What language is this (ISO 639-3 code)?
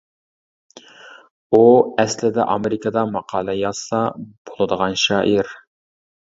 uig